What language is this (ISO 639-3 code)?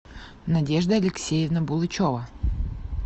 rus